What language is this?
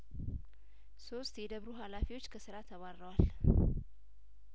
Amharic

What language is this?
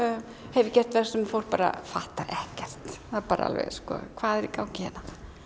Icelandic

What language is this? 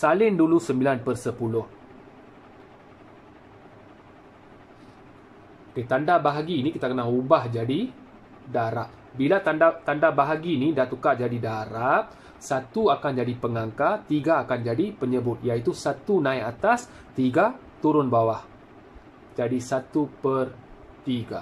Malay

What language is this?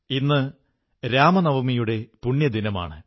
Malayalam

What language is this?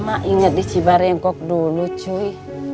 Indonesian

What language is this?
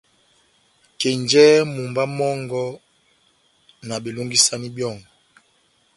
Batanga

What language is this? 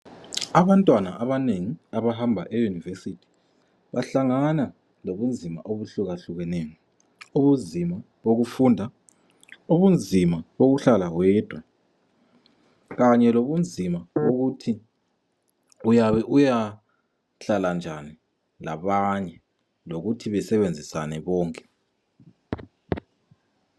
North Ndebele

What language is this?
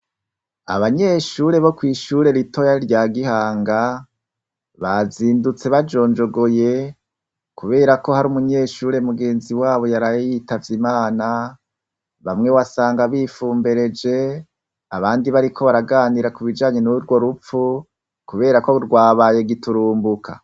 Rundi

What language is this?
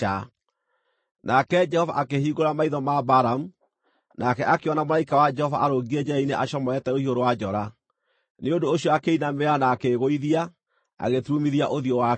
Kikuyu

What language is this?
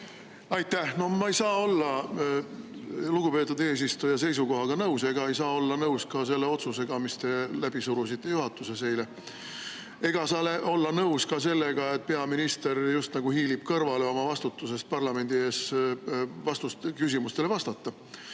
Estonian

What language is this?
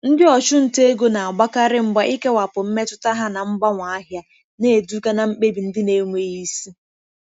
Igbo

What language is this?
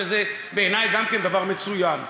Hebrew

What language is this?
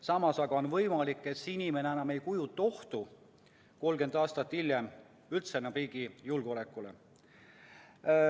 Estonian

